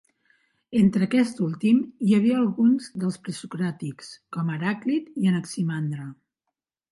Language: Catalan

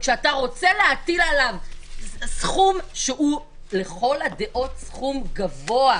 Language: Hebrew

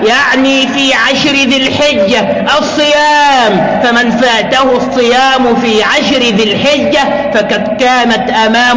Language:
Arabic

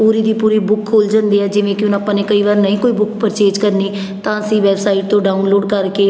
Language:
Punjabi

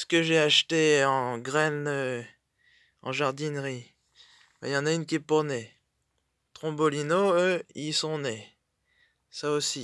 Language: French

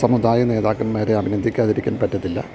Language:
Malayalam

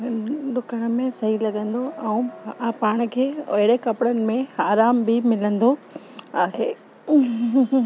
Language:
Sindhi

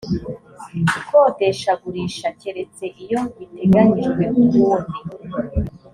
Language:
Kinyarwanda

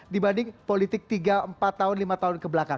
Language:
Indonesian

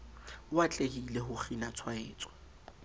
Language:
Southern Sotho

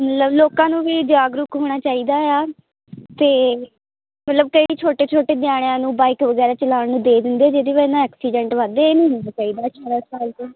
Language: Punjabi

